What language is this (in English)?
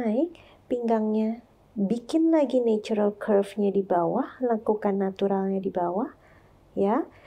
Indonesian